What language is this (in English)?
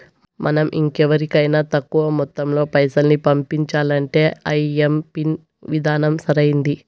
Telugu